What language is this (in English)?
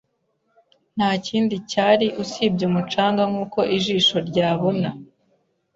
Kinyarwanda